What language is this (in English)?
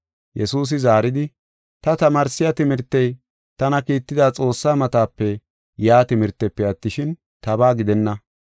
Gofa